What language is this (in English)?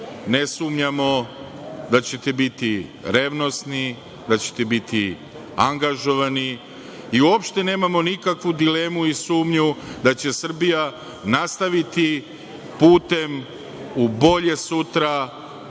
Serbian